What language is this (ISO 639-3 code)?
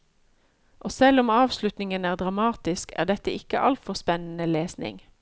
nor